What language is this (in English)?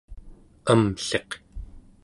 Central Yupik